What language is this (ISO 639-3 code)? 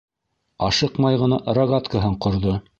bak